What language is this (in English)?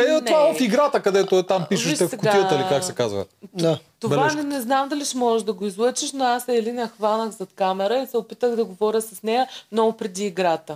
Bulgarian